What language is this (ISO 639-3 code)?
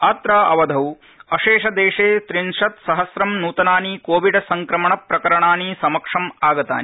san